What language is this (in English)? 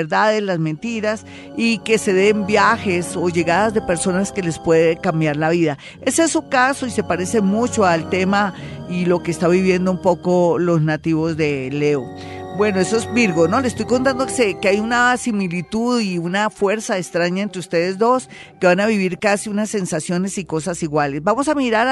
Spanish